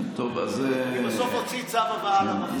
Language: Hebrew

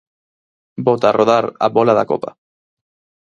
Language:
Galician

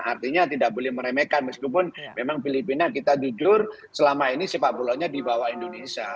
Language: Indonesian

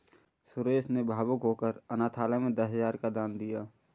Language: Hindi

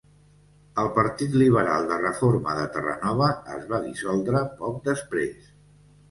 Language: Catalan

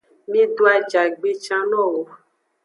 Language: Aja (Benin)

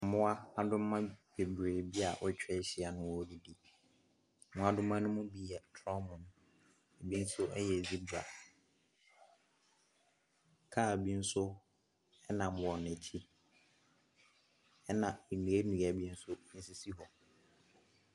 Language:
Akan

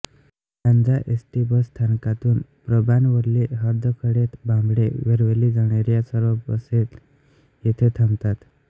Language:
Marathi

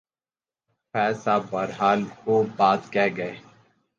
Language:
Urdu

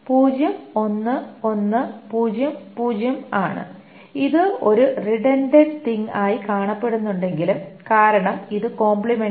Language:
Malayalam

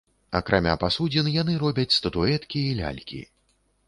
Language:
Belarusian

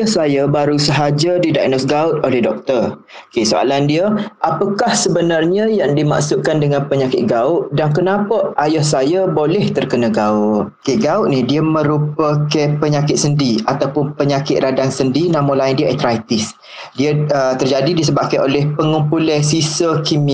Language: Malay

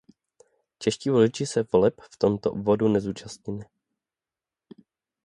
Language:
Czech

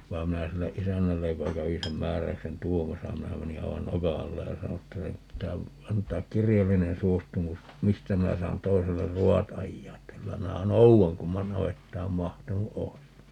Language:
Finnish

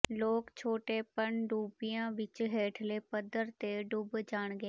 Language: Punjabi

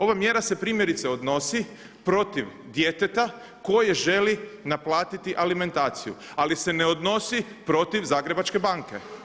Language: Croatian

